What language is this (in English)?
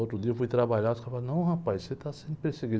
Portuguese